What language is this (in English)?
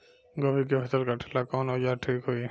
Bhojpuri